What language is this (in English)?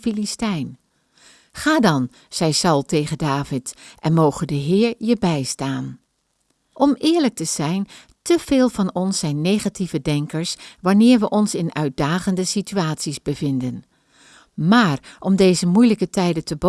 Dutch